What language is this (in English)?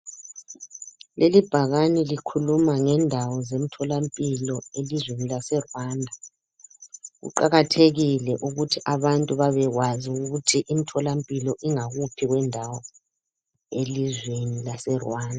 North Ndebele